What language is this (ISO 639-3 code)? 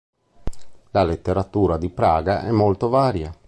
ita